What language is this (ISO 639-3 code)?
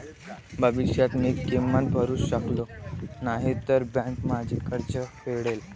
mar